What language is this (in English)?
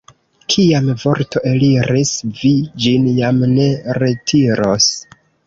Esperanto